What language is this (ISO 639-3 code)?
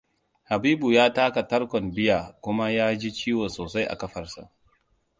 hau